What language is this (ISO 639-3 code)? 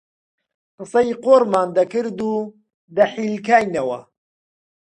ckb